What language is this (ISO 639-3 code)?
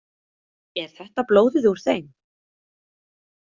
isl